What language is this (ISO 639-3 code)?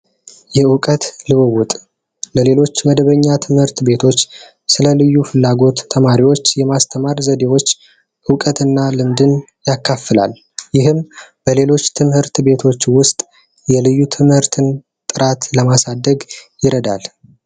amh